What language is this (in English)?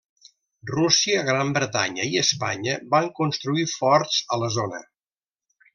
Catalan